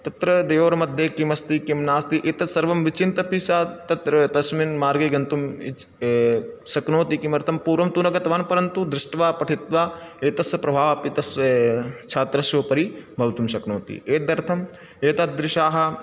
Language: Sanskrit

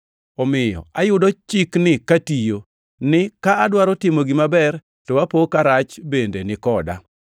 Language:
Luo (Kenya and Tanzania)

